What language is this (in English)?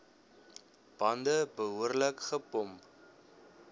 Afrikaans